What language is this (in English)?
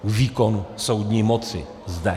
Czech